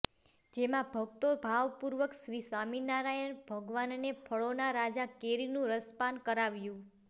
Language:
Gujarati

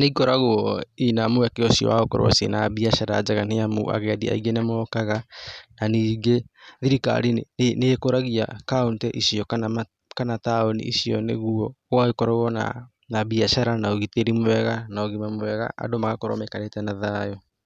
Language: Kikuyu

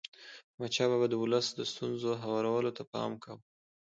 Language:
Pashto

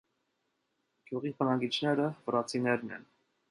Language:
Armenian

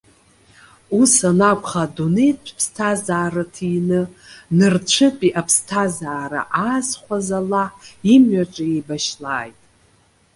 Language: Abkhazian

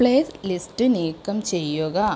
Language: Malayalam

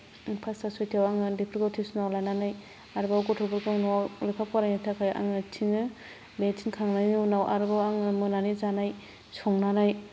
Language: Bodo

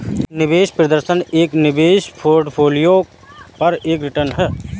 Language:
Hindi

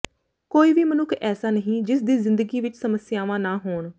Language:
Punjabi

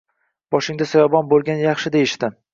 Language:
Uzbek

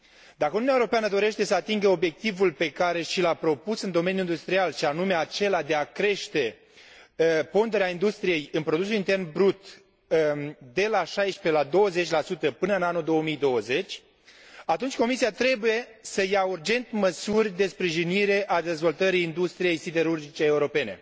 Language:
Romanian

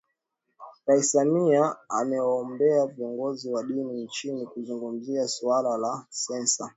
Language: Swahili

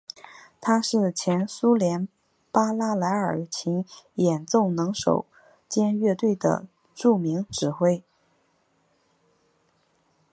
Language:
Chinese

